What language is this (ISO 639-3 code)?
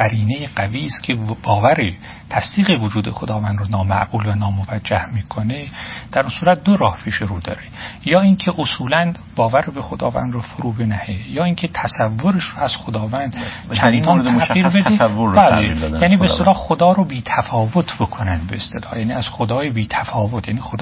fas